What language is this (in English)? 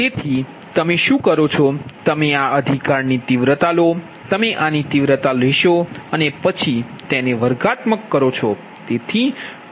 Gujarati